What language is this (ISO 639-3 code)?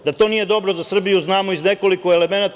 srp